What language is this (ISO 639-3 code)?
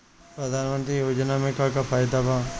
bho